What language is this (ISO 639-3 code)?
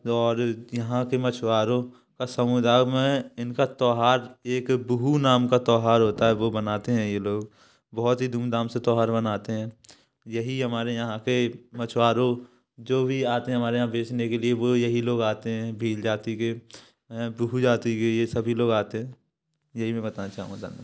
hin